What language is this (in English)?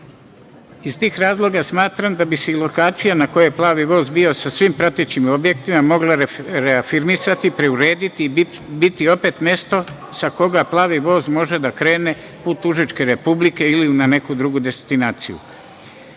Serbian